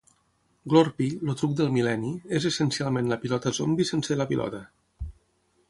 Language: Catalan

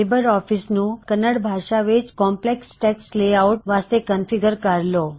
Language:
Punjabi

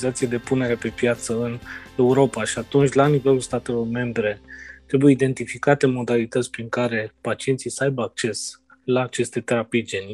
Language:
Romanian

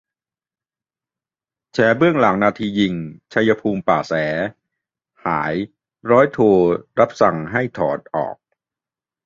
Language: Thai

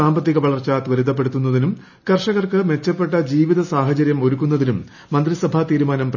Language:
Malayalam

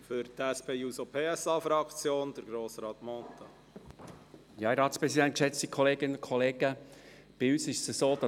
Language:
Swiss German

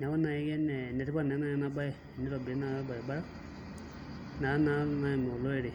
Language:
Masai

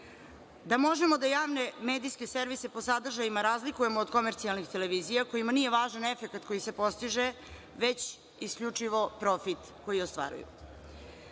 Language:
Serbian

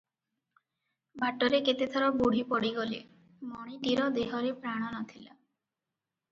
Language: Odia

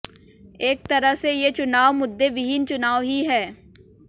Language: Hindi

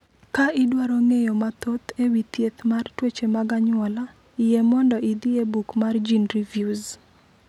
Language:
Luo (Kenya and Tanzania)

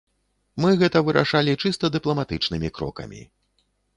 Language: Belarusian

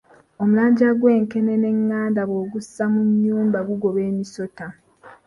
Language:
Ganda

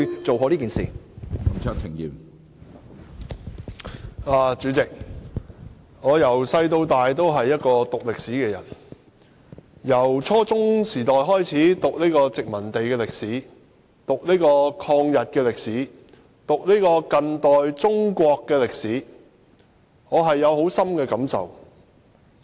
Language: Cantonese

